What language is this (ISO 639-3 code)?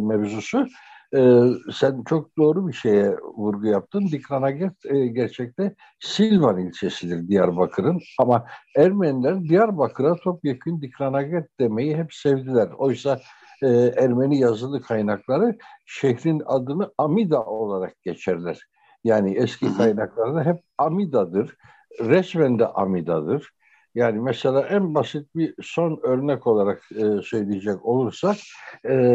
tur